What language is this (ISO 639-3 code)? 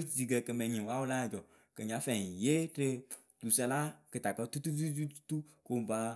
keu